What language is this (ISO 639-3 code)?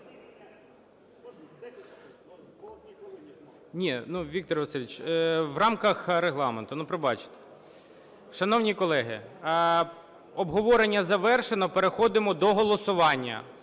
ukr